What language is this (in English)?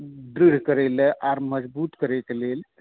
Maithili